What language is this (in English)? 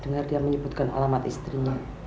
Indonesian